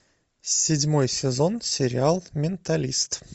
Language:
Russian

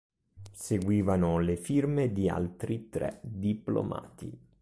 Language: Italian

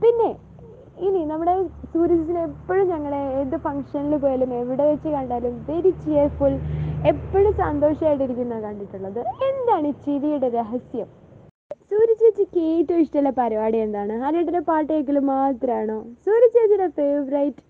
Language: Malayalam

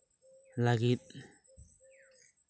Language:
Santali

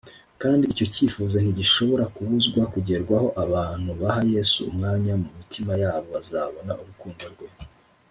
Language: Kinyarwanda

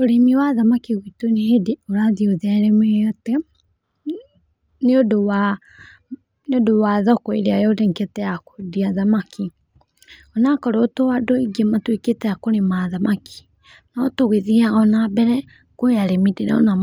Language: Kikuyu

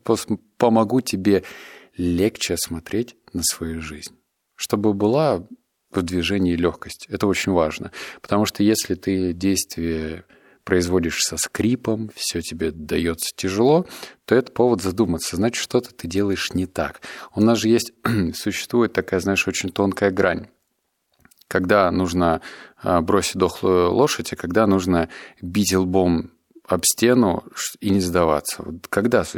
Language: Russian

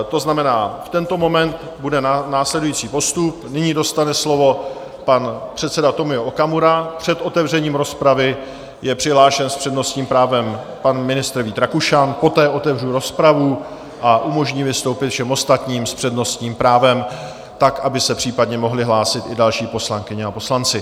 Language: Czech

